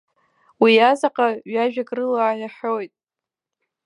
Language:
Abkhazian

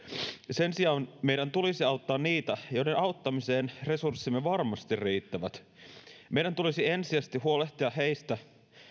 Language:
Finnish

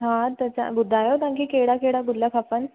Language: Sindhi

